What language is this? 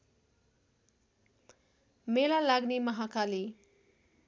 Nepali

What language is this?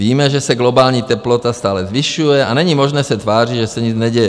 Czech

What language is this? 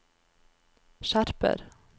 Norwegian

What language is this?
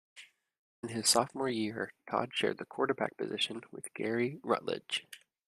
English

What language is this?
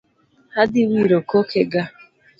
Luo (Kenya and Tanzania)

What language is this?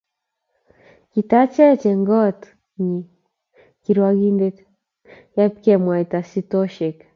Kalenjin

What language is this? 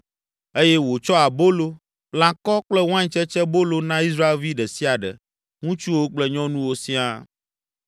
Ewe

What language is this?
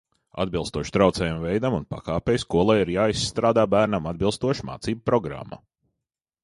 Latvian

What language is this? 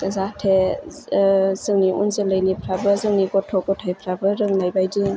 Bodo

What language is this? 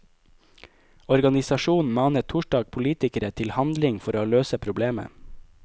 Norwegian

